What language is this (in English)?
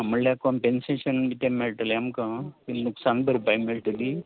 Konkani